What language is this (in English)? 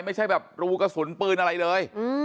Thai